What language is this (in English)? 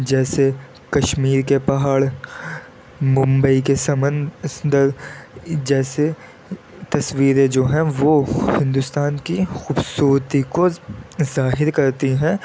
Urdu